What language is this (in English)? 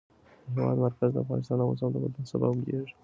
Pashto